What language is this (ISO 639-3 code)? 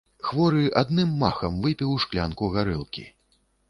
bel